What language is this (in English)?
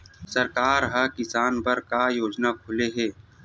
Chhattisgarhi